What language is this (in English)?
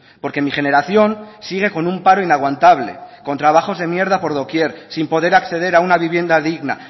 Spanish